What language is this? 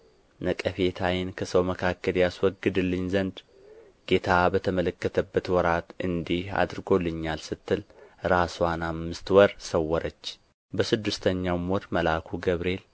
Amharic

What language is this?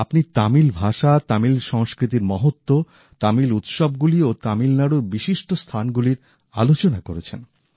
Bangla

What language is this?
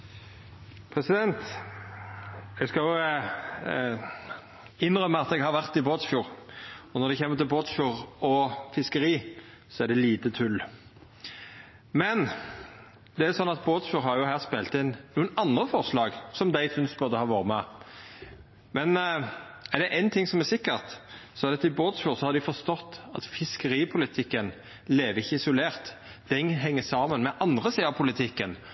Norwegian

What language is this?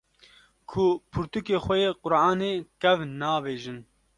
Kurdish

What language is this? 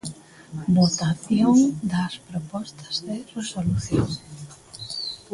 Galician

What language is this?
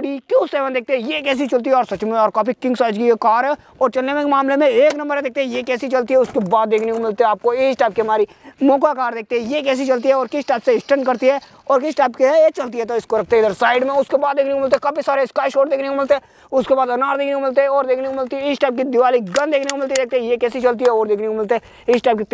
Hindi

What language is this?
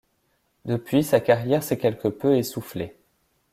French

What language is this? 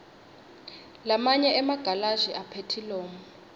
Swati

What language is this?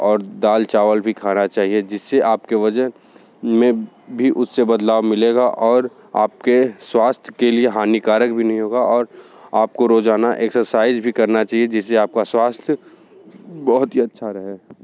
Hindi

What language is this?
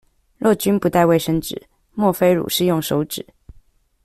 Chinese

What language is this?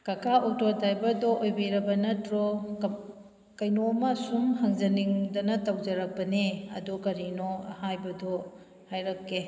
Manipuri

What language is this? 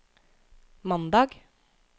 Norwegian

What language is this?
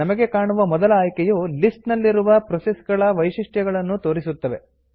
Kannada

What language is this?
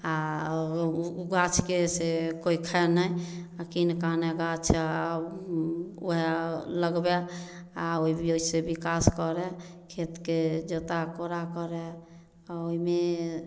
Maithili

